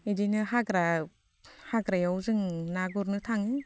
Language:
Bodo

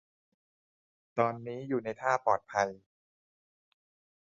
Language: Thai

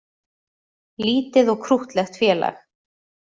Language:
Icelandic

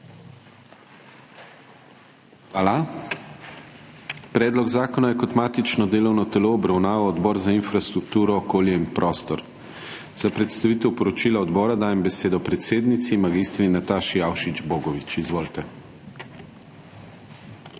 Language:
Slovenian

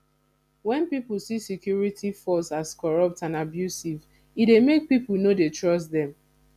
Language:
Nigerian Pidgin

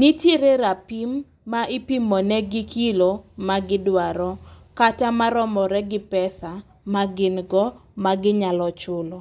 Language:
Luo (Kenya and Tanzania)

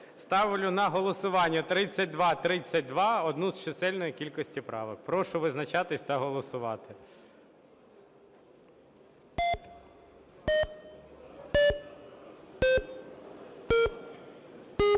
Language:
Ukrainian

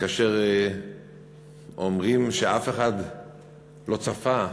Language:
Hebrew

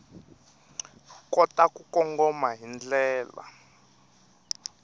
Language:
Tsonga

